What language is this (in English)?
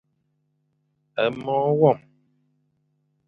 Fang